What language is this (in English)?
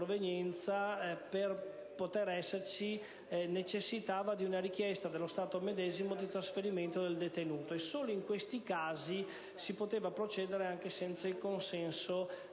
Italian